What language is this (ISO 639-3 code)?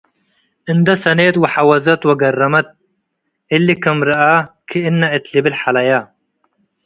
tig